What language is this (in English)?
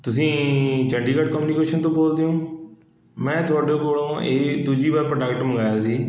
Punjabi